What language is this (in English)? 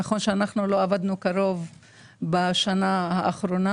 Hebrew